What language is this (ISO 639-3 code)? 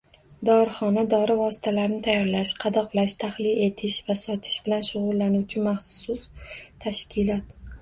uzb